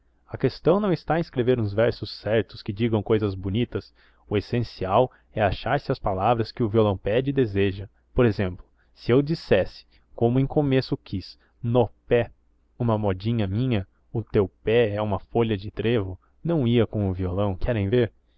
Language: Portuguese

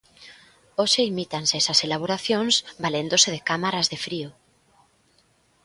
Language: Galician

